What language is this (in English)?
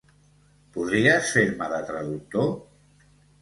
Catalan